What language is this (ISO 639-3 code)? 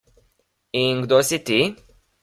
slv